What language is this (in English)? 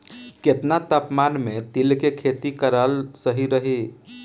Bhojpuri